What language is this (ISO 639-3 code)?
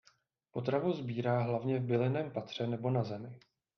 ces